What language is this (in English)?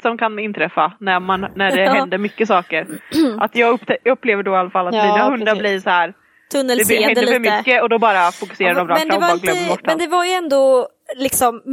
Swedish